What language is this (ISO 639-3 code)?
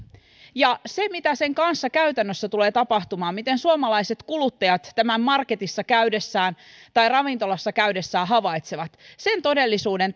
fin